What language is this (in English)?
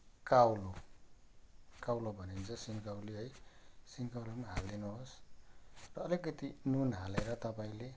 Nepali